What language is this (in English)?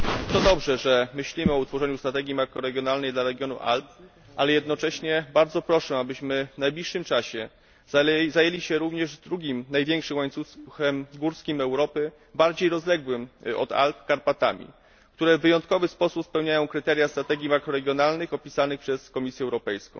Polish